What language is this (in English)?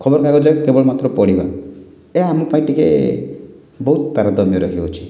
Odia